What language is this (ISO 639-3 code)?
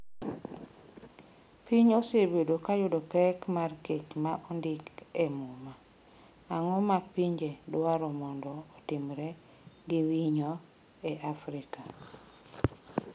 luo